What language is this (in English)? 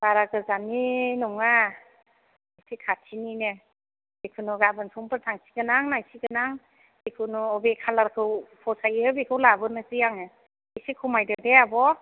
Bodo